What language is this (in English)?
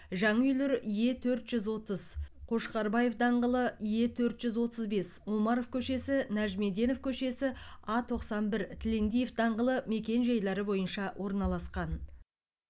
Kazakh